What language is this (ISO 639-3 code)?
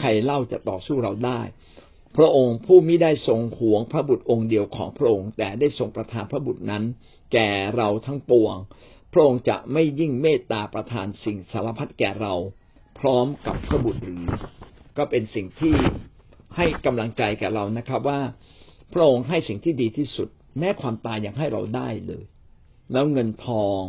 tha